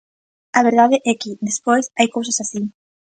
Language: Galician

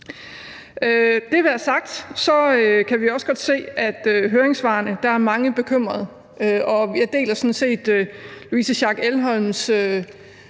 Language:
Danish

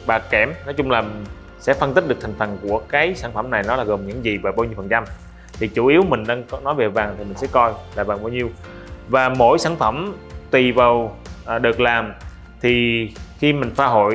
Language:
Vietnamese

